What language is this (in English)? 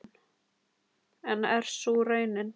Icelandic